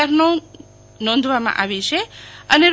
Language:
Gujarati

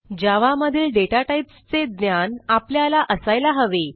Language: Marathi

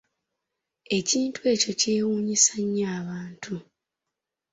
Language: Ganda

